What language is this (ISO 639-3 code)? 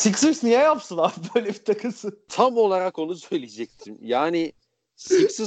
tur